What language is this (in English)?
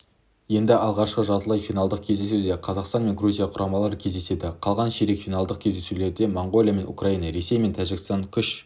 Kazakh